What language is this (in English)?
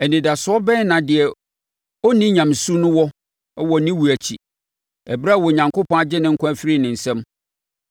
Akan